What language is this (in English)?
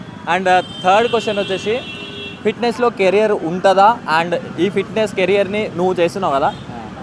Telugu